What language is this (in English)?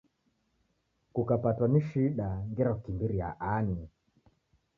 Taita